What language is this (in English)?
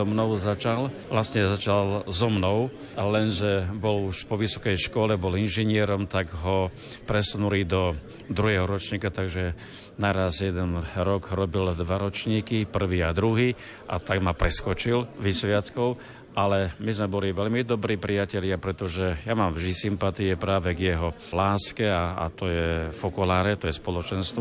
Slovak